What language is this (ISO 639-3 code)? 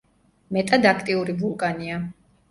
kat